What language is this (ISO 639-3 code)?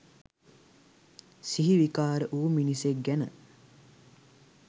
sin